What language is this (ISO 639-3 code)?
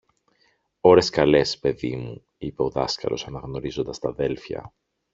ell